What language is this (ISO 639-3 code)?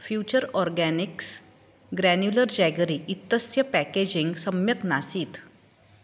san